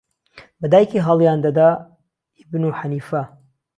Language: Central Kurdish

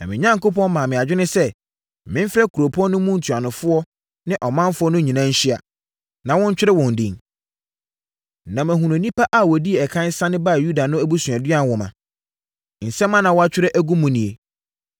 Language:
Akan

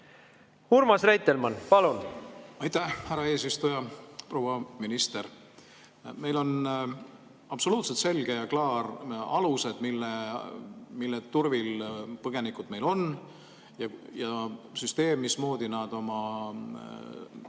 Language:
Estonian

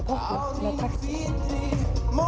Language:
Icelandic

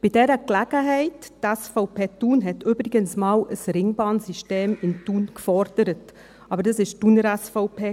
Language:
Swiss German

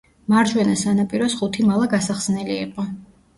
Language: Georgian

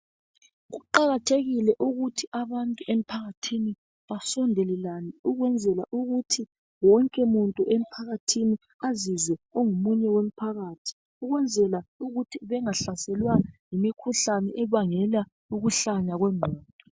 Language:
North Ndebele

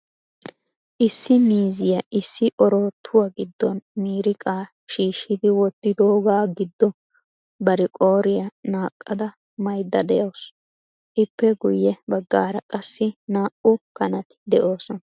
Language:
Wolaytta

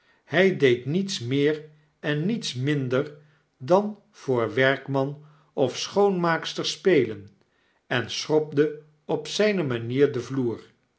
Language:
Dutch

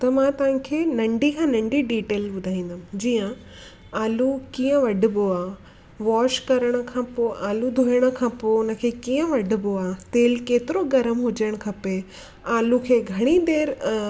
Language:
Sindhi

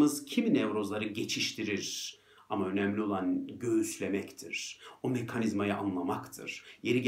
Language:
Turkish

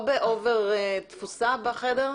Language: Hebrew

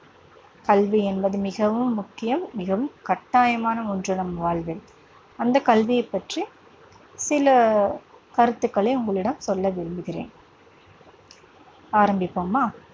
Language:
Tamil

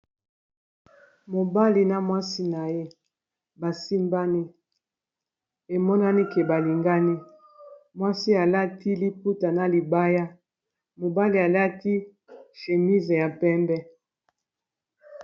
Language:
Lingala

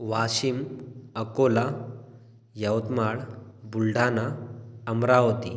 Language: Marathi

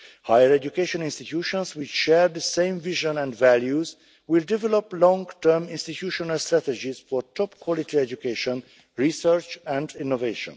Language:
English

